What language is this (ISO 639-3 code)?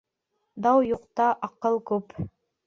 bak